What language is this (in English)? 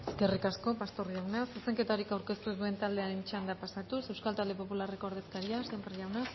Basque